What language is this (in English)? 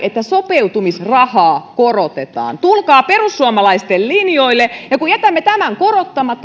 Finnish